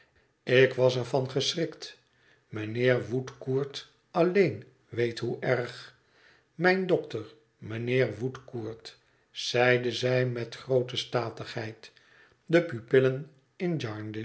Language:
Dutch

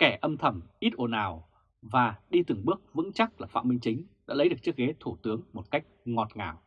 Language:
Vietnamese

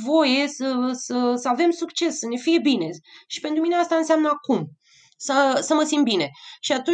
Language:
Romanian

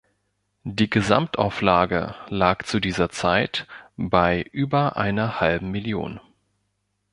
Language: German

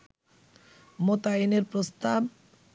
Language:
Bangla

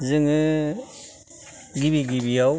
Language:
Bodo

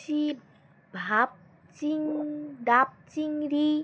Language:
Bangla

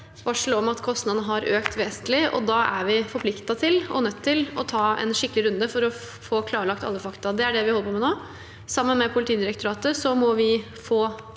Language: Norwegian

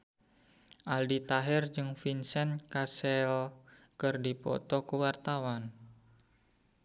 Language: Sundanese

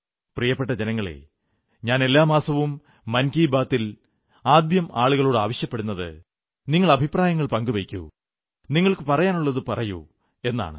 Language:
Malayalam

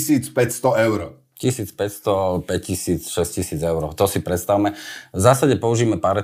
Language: Slovak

